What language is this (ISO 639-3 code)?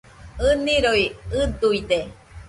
hux